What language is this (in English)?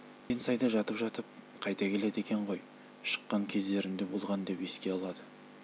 Kazakh